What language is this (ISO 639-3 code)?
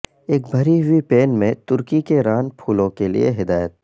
urd